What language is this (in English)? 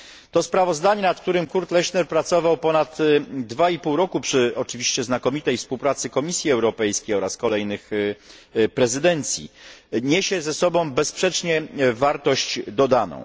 Polish